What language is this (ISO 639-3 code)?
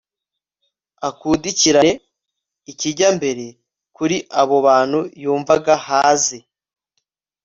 kin